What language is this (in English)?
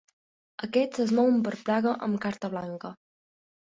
Catalan